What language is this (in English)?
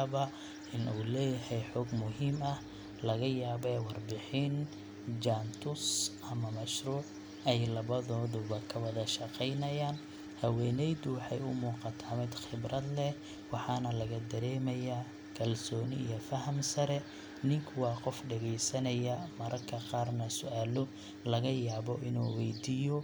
Somali